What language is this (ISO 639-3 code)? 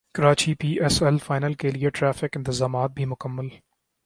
urd